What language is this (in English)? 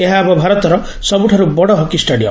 Odia